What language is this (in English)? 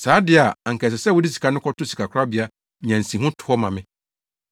Akan